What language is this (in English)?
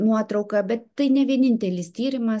Lithuanian